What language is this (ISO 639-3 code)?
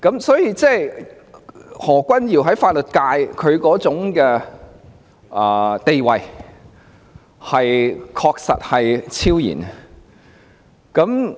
yue